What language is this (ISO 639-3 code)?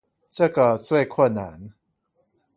zho